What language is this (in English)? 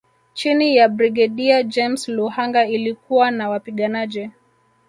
Swahili